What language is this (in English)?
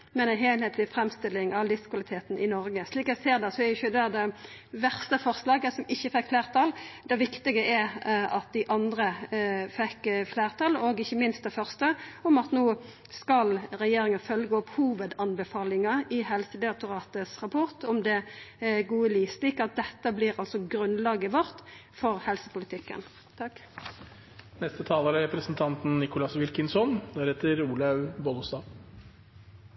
Norwegian Nynorsk